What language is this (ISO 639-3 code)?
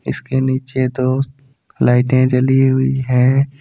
hin